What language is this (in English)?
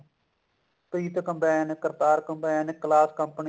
Punjabi